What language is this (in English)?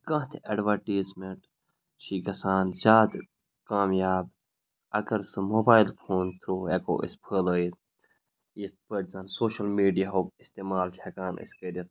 Kashmiri